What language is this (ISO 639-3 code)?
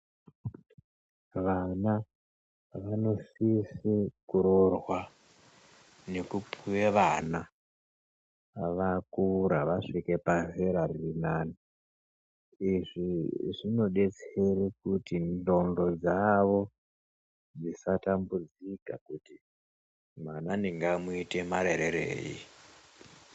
ndc